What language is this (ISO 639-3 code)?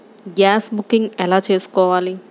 tel